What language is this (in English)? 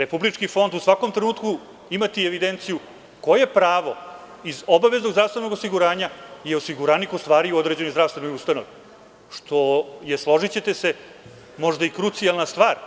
Serbian